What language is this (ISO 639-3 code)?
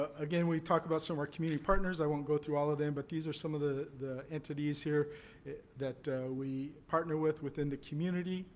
eng